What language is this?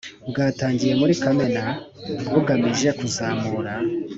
Kinyarwanda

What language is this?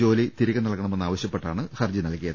Malayalam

